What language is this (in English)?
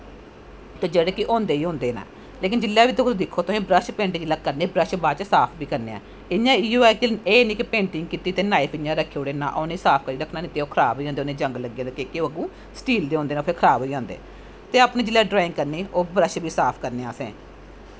Dogri